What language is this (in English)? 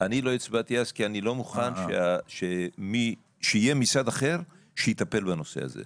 Hebrew